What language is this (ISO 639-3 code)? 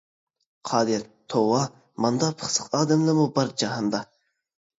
uig